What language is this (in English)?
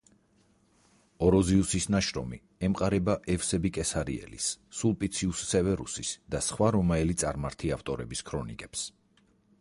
Georgian